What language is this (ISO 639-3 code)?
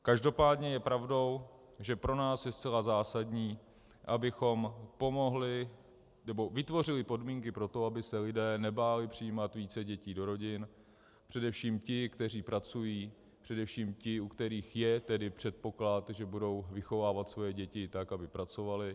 ces